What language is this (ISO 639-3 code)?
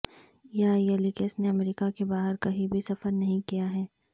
urd